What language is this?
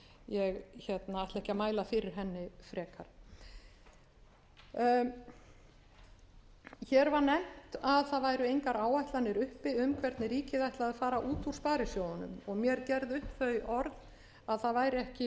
Icelandic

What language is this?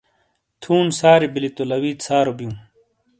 Shina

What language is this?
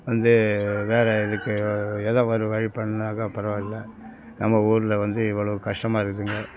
Tamil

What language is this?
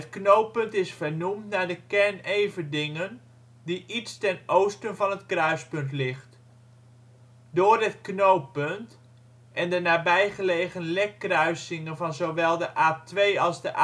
Dutch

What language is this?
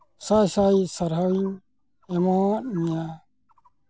Santali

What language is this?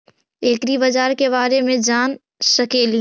Magahi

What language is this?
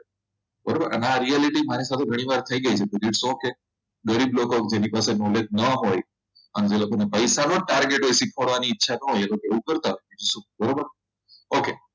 Gujarati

